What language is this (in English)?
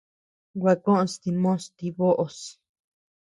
Tepeuxila Cuicatec